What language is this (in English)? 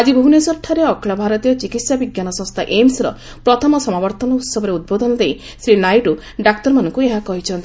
Odia